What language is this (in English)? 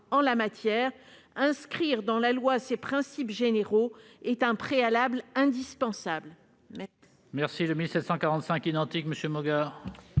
French